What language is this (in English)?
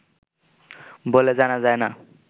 Bangla